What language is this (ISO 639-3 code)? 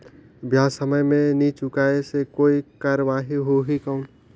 hne